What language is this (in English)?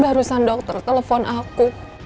Indonesian